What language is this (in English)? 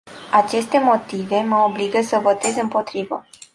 Romanian